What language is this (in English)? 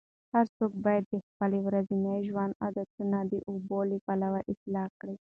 Pashto